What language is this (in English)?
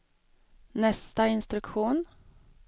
Swedish